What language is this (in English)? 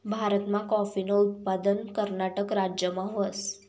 Marathi